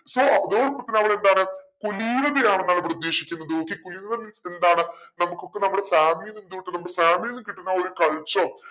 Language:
Malayalam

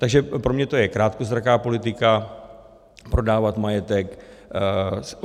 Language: Czech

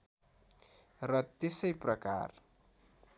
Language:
Nepali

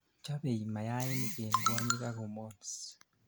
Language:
Kalenjin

